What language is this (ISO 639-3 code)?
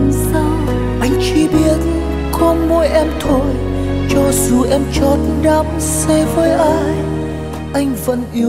vie